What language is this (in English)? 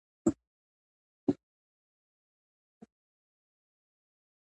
Pashto